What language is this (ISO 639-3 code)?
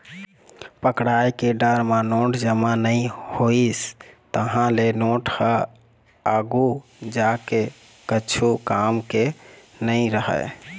hne